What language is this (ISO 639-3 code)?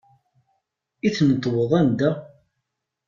kab